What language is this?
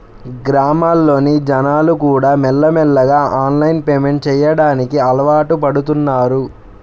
Telugu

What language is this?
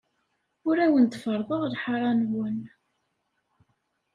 Kabyle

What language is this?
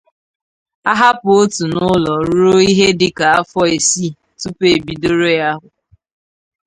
Igbo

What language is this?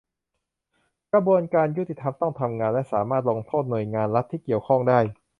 Thai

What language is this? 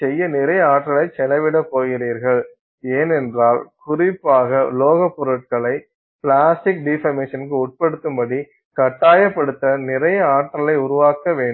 Tamil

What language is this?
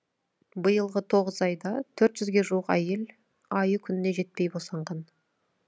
Kazakh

